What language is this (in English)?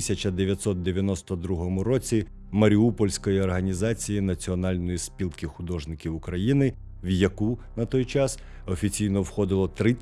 Ukrainian